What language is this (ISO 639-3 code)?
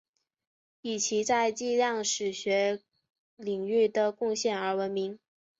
zho